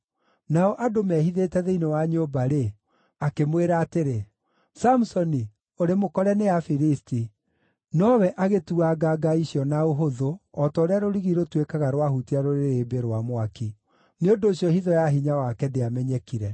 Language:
Kikuyu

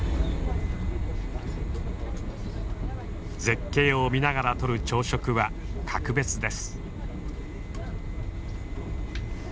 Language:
Japanese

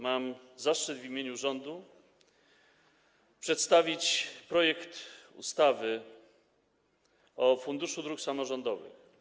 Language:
Polish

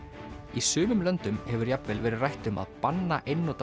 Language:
Icelandic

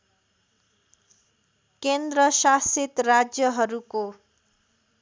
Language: Nepali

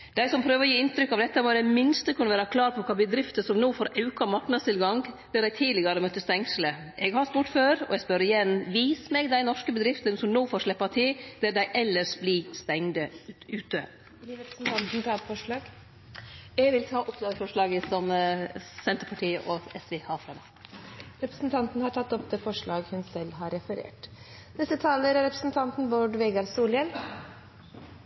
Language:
Norwegian Nynorsk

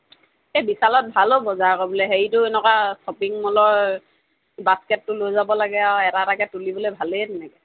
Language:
Assamese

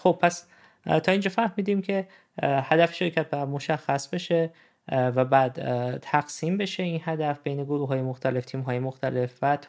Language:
Persian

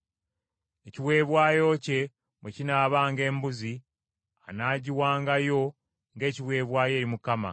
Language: Ganda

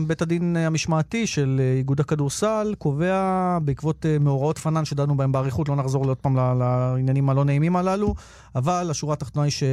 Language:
Hebrew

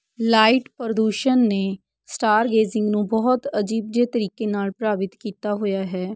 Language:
Punjabi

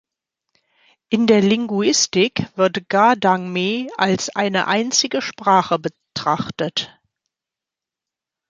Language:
German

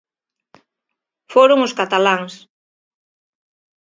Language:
Galician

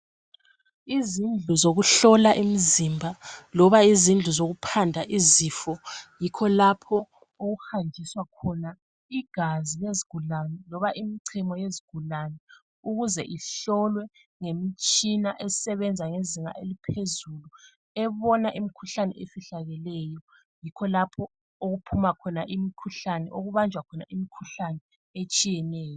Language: North Ndebele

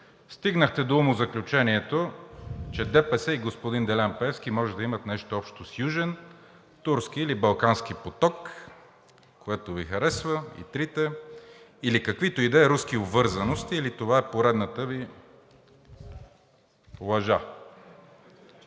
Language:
Bulgarian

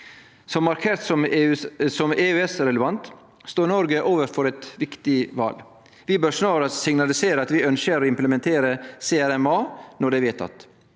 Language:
Norwegian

